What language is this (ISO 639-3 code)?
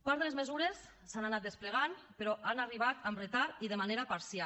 cat